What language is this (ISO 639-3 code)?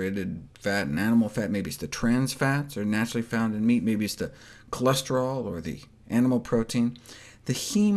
eng